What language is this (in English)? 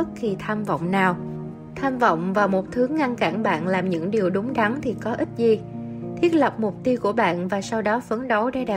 Vietnamese